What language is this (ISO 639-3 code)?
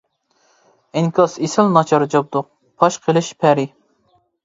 uig